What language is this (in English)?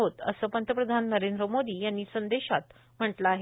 Marathi